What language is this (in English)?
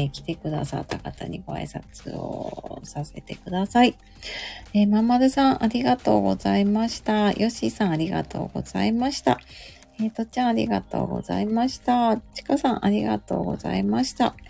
Japanese